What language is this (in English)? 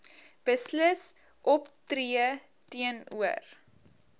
Afrikaans